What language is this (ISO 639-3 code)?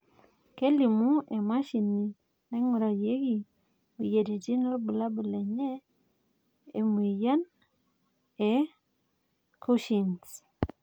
mas